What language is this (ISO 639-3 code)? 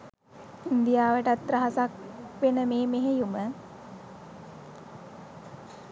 sin